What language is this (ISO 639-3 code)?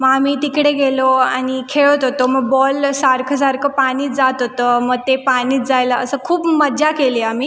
mar